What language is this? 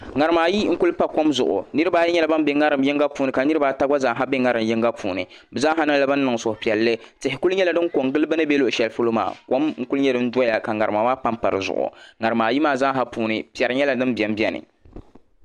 Dagbani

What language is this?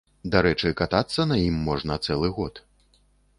Belarusian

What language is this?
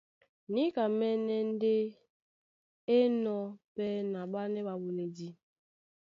Duala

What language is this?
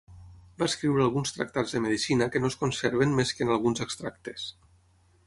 Catalan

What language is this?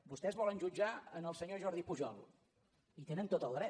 Catalan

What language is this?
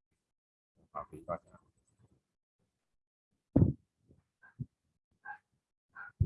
Vietnamese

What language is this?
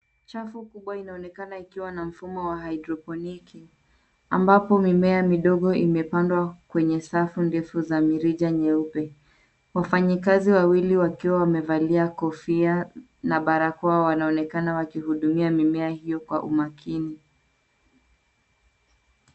Swahili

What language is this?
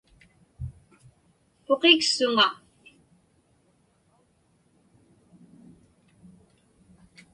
Inupiaq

